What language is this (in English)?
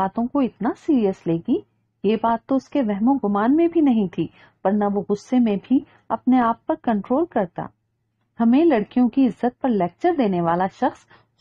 Hindi